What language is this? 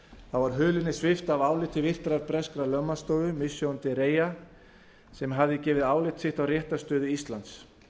Icelandic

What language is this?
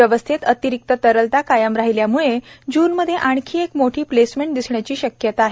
Marathi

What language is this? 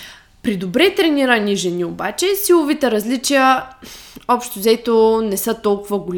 Bulgarian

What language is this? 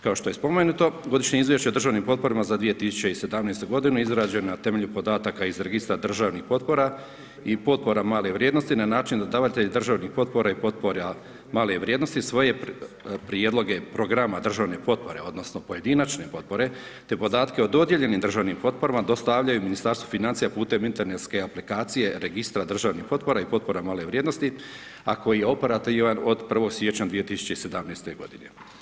Croatian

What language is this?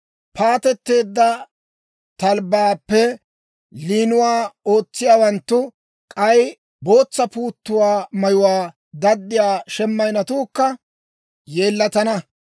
Dawro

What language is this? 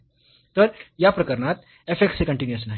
Marathi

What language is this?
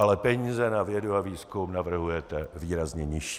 Czech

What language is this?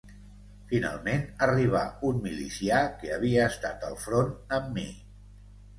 Catalan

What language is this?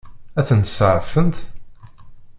Kabyle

